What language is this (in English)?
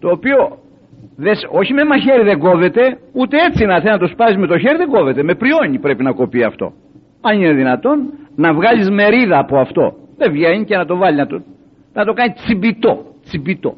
Greek